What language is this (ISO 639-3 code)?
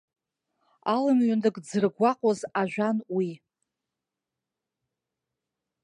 abk